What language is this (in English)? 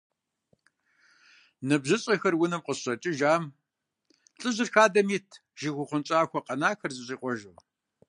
Kabardian